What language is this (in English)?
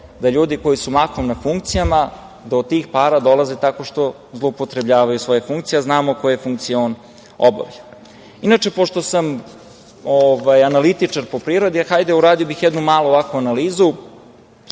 Serbian